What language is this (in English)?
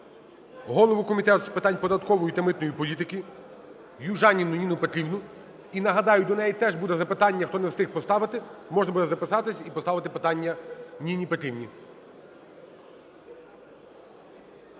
Ukrainian